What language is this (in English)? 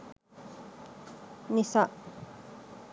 Sinhala